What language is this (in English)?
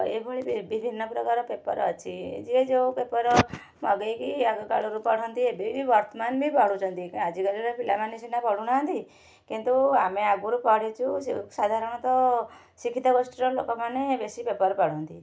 Odia